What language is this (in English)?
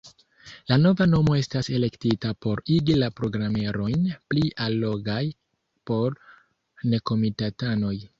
Esperanto